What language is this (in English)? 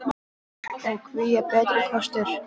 Icelandic